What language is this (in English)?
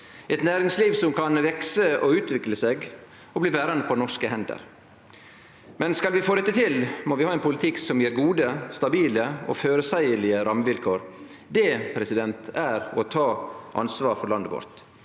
Norwegian